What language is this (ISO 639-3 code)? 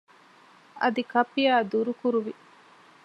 div